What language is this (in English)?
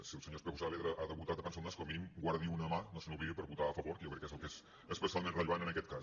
Catalan